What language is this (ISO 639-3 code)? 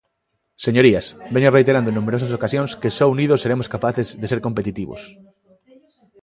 glg